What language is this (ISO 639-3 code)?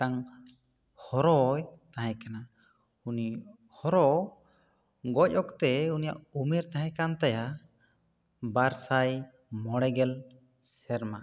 sat